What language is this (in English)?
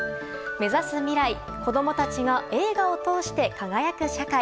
Japanese